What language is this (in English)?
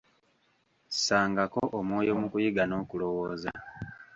Ganda